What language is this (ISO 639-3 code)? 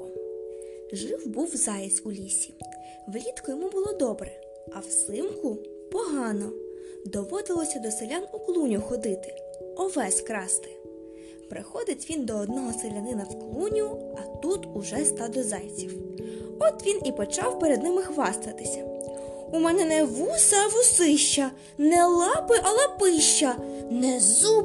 ukr